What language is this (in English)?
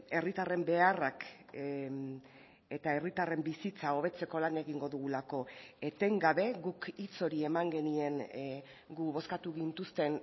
Basque